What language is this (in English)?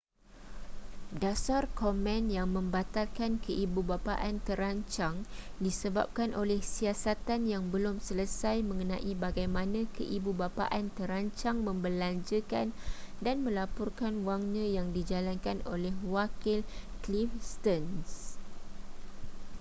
Malay